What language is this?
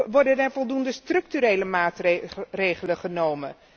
Dutch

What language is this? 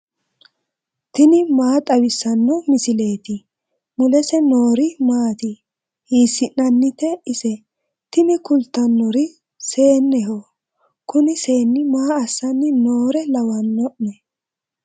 Sidamo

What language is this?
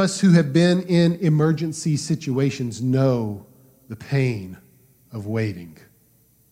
English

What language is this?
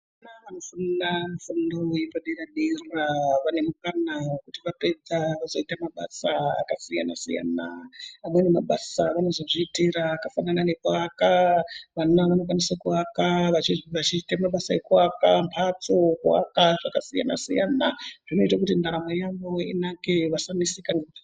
Ndau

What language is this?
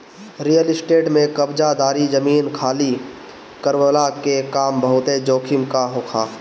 Bhojpuri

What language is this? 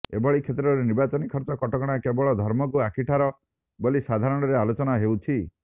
Odia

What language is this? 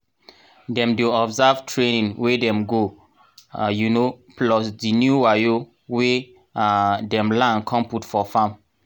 Nigerian Pidgin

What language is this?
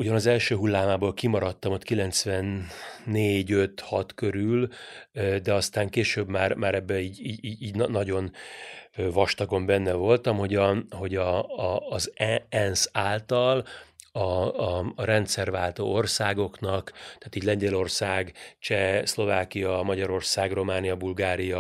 Hungarian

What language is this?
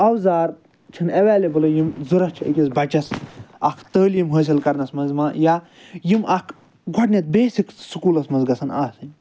Kashmiri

